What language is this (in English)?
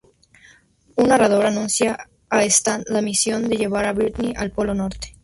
Spanish